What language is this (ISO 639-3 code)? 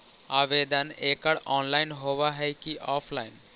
mag